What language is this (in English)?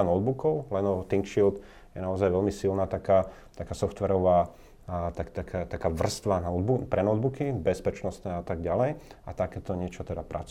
Slovak